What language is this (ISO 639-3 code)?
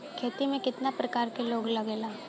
bho